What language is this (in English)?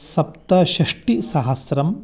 Sanskrit